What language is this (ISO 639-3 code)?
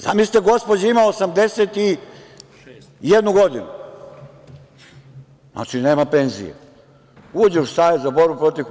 srp